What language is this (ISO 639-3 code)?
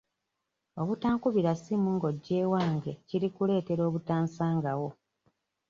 lug